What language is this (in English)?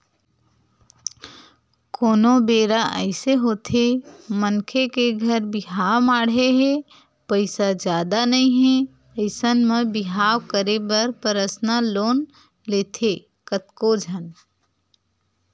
Chhattisgarhi